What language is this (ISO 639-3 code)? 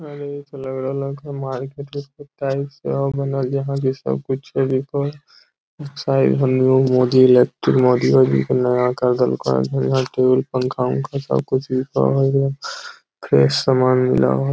mag